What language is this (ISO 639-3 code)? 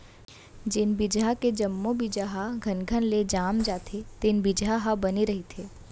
hne